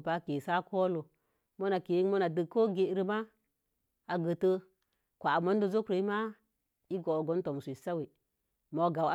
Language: Mom Jango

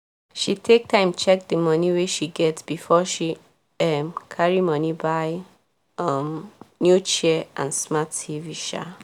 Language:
Nigerian Pidgin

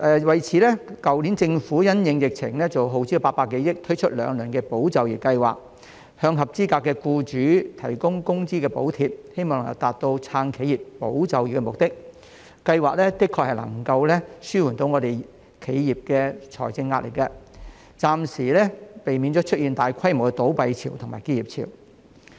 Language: Cantonese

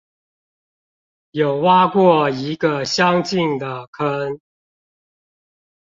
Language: Chinese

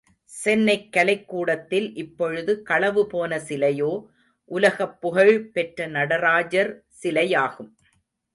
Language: Tamil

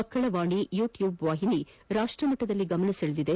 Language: Kannada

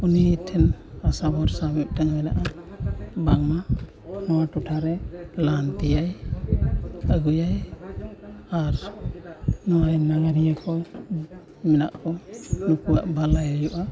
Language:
Santali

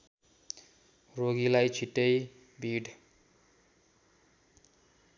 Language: Nepali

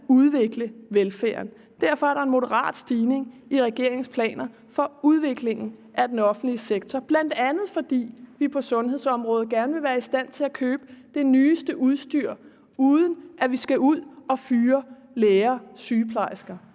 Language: Danish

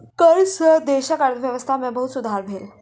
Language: Maithili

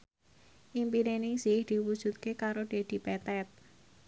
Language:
Javanese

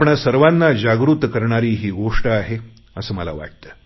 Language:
Marathi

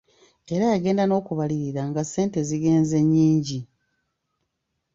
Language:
Ganda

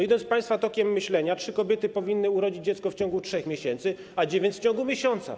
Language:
Polish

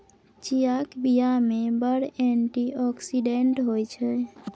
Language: Maithili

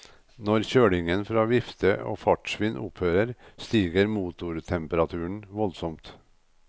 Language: Norwegian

